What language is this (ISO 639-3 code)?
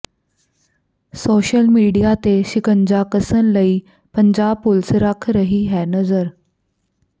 pan